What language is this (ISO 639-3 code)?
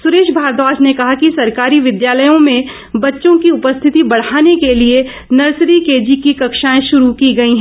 hin